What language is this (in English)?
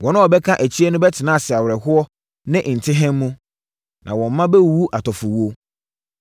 Akan